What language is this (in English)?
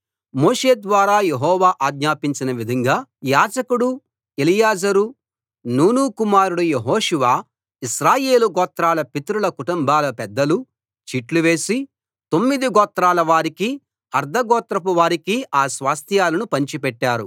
Telugu